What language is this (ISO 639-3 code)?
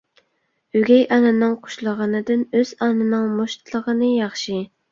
uig